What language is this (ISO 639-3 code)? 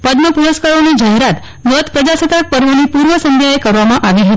guj